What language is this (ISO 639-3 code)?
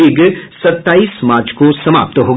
hin